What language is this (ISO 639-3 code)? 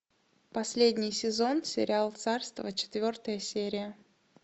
rus